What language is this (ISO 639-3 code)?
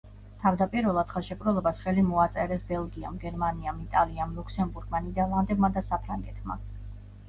kat